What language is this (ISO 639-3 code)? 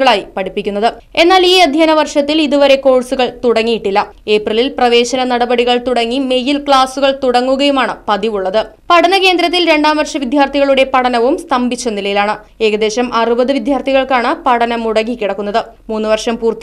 mal